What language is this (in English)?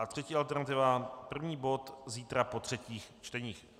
Czech